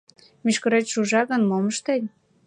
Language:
Mari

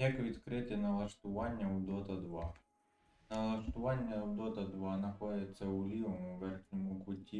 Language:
Russian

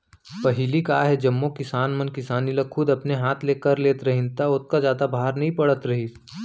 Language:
Chhattisgarhi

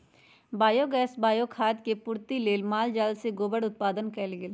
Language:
Magahi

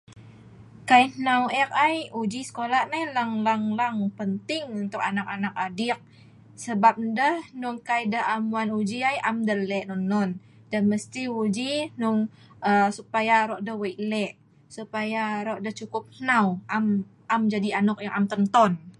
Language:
Sa'ban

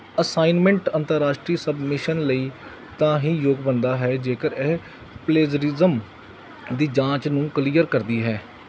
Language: Punjabi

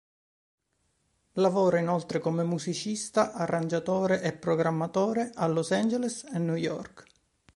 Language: Italian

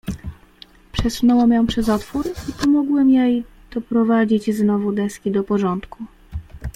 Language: Polish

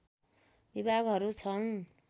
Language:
Nepali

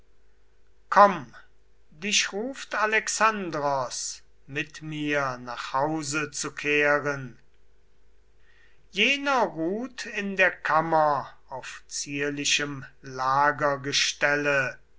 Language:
German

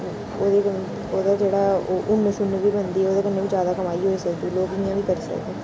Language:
Dogri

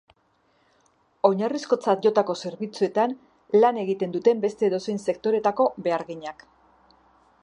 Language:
Basque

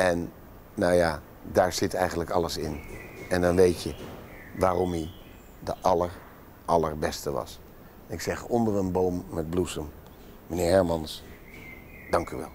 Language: Dutch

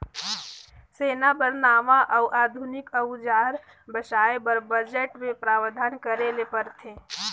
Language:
Chhattisgarhi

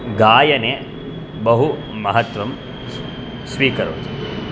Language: Sanskrit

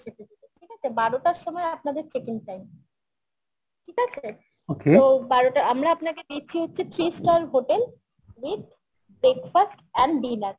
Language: Bangla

